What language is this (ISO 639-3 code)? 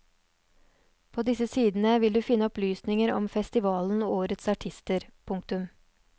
nor